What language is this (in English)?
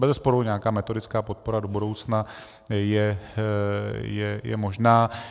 Czech